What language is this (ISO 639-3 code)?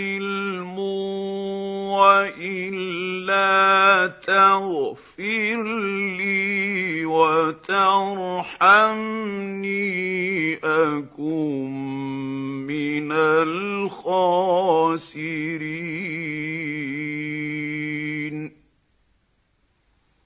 ara